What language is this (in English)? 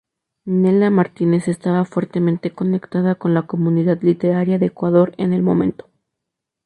Spanish